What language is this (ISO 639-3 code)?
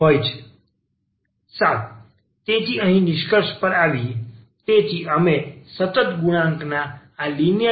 guj